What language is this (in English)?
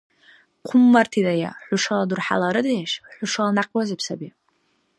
Dargwa